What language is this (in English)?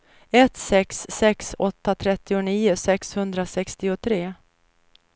Swedish